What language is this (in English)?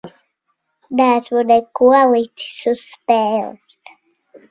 Latvian